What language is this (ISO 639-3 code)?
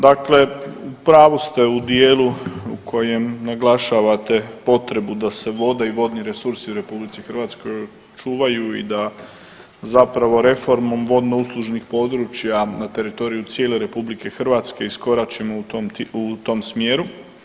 hrv